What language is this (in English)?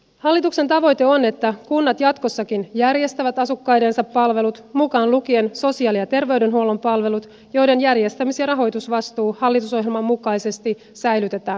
Finnish